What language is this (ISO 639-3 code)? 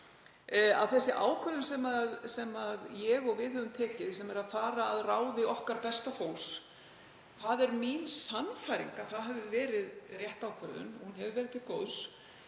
isl